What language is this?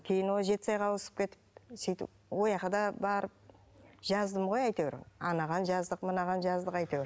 Kazakh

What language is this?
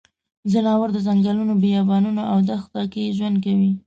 Pashto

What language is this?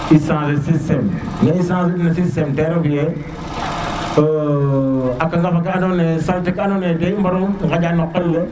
Serer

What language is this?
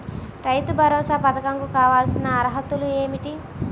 Telugu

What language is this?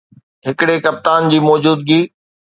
Sindhi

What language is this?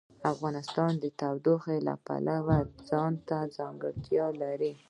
Pashto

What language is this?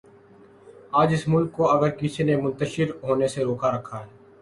Urdu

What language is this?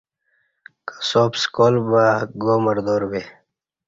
Kati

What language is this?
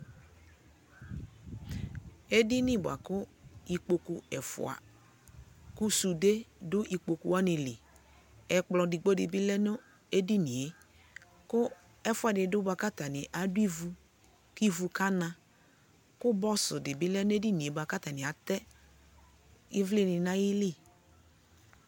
Ikposo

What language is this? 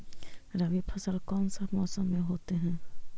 Magahi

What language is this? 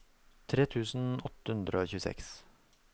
Norwegian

